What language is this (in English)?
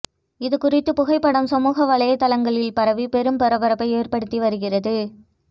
Tamil